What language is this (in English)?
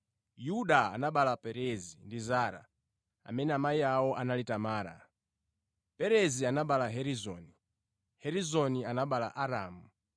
Nyanja